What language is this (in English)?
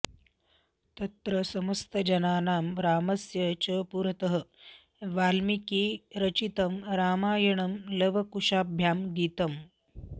Sanskrit